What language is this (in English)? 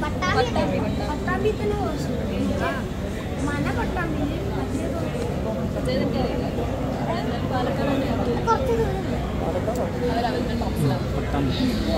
Malayalam